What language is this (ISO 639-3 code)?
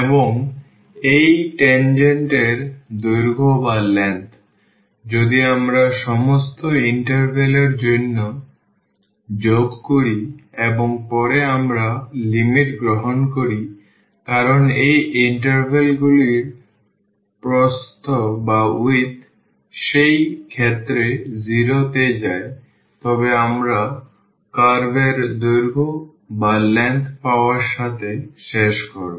ben